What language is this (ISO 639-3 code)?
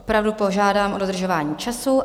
ces